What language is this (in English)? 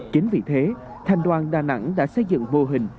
Vietnamese